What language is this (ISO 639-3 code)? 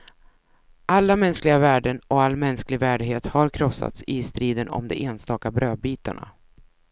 swe